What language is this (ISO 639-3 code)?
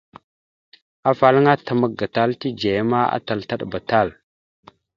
mxu